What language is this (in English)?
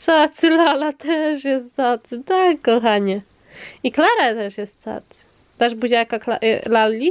Polish